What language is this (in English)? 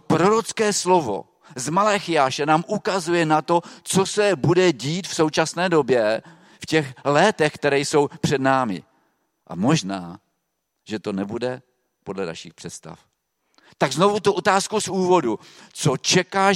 Czech